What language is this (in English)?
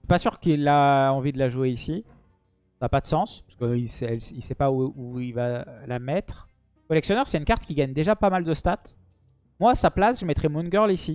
French